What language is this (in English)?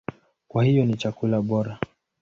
Swahili